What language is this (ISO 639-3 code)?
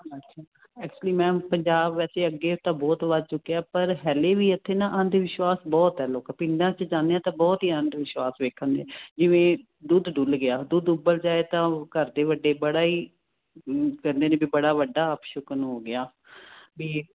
pan